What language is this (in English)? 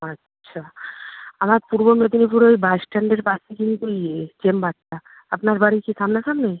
Bangla